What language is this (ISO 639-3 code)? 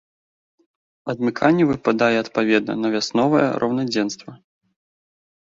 bel